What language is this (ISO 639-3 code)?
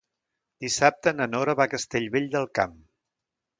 cat